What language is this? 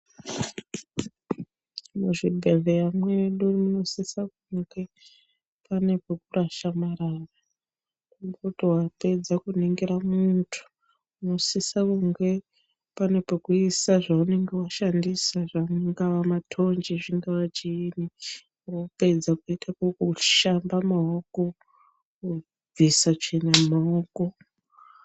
Ndau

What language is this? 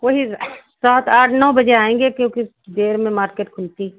Hindi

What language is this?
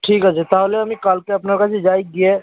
Bangla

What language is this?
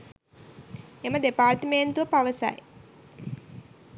Sinhala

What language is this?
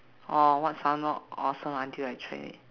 English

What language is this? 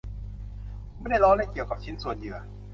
Thai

